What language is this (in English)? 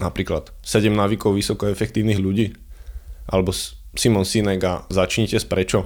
Slovak